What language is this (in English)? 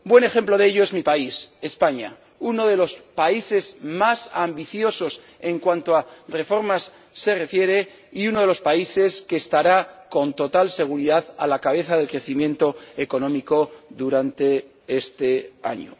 Spanish